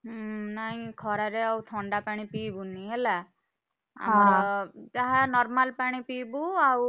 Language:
Odia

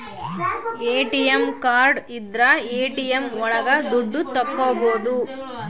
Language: Kannada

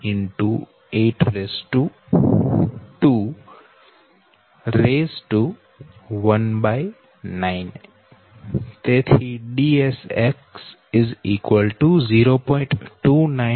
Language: Gujarati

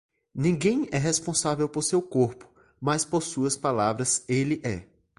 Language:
Portuguese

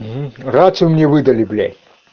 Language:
Russian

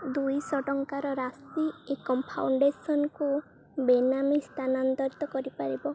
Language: Odia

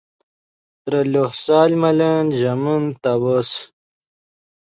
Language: Yidgha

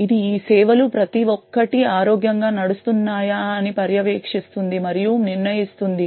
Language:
Telugu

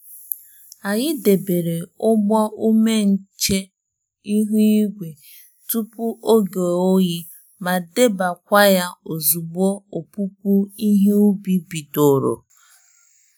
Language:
Igbo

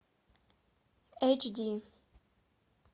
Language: Russian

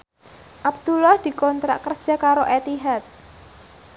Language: Javanese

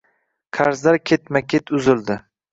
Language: Uzbek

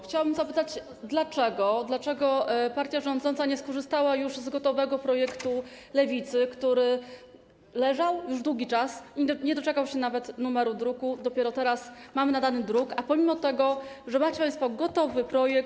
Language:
Polish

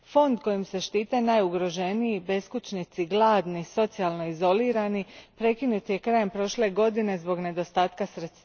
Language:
Croatian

